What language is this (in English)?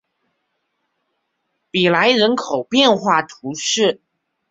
Chinese